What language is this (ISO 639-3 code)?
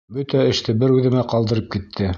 bak